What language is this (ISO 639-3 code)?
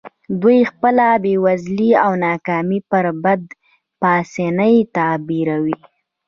pus